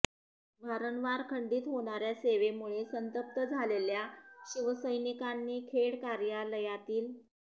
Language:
Marathi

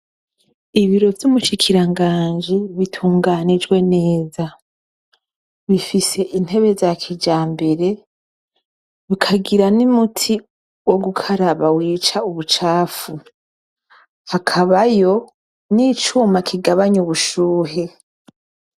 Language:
Rundi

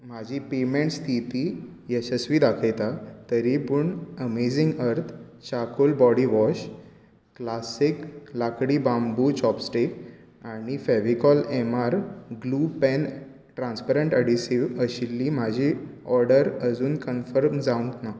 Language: Konkani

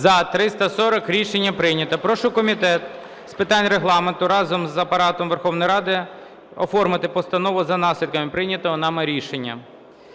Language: Ukrainian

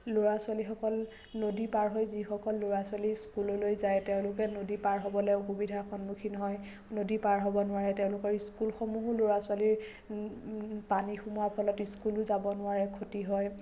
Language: Assamese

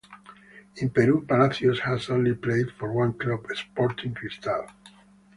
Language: English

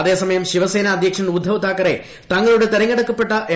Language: Malayalam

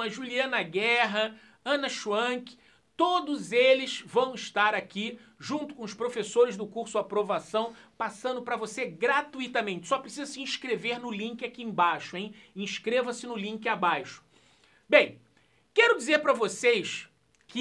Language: Portuguese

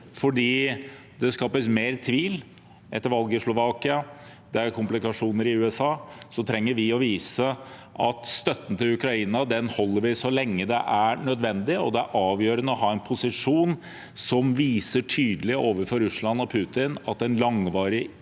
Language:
Norwegian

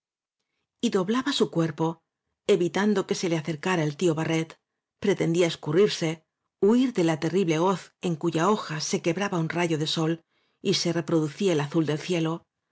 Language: Spanish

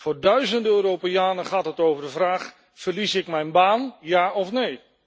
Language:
Dutch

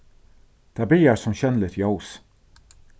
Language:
Faroese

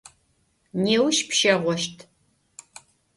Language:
Adyghe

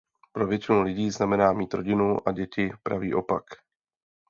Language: Czech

